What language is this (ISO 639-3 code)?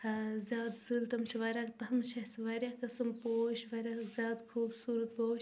kas